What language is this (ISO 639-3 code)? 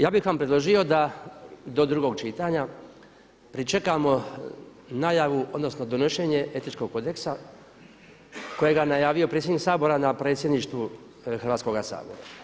hrv